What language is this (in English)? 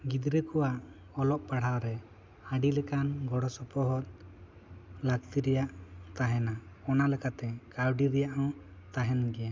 Santali